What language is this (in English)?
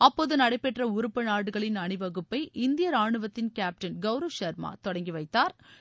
Tamil